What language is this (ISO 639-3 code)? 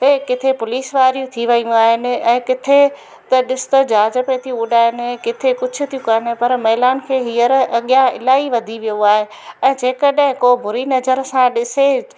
snd